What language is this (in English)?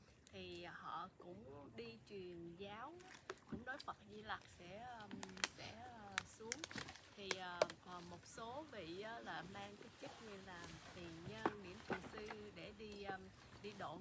Vietnamese